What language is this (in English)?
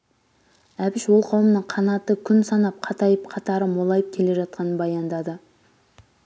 Kazakh